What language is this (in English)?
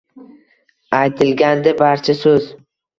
Uzbek